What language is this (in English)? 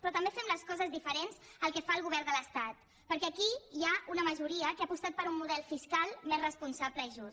Catalan